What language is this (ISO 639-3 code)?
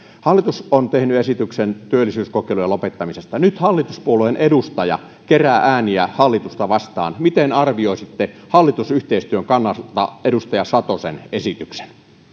fin